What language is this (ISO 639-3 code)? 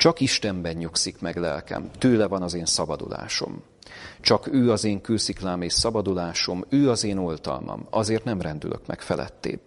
hun